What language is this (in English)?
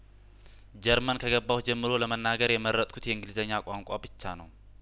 Amharic